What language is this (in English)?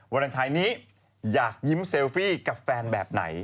Thai